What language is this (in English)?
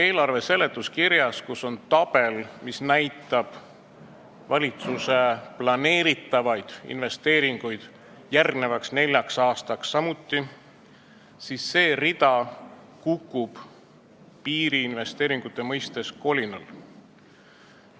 Estonian